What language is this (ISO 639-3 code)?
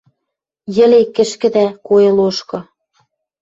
mrj